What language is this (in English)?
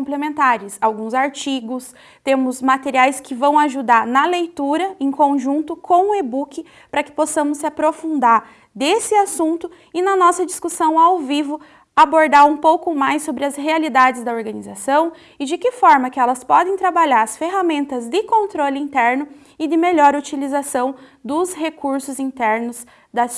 Portuguese